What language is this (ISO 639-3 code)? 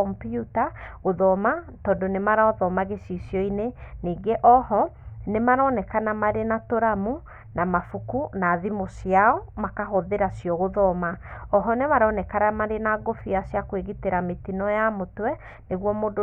kik